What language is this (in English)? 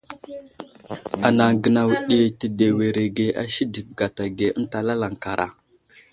Wuzlam